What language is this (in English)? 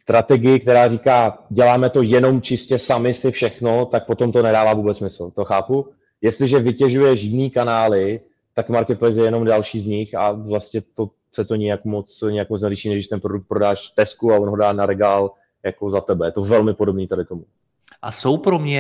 Czech